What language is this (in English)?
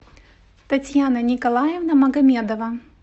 Russian